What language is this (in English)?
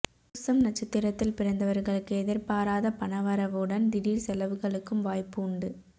Tamil